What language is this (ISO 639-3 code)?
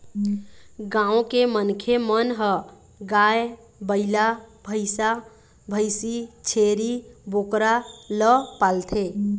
hne